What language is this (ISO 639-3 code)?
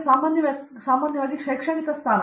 kan